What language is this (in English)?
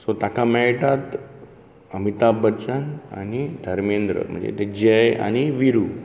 Konkani